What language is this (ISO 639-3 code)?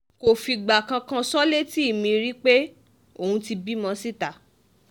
yor